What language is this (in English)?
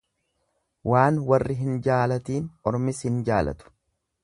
Oromo